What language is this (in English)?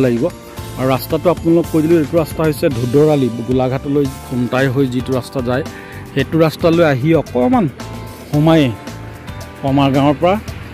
Bangla